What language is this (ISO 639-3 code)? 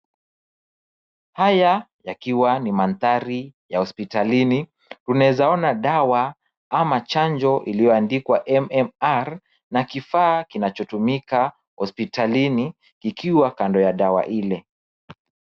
swa